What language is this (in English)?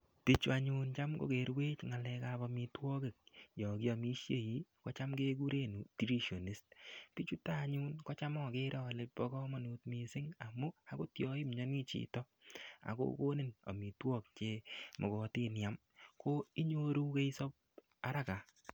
Kalenjin